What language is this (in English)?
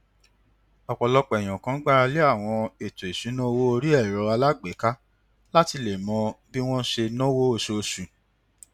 Yoruba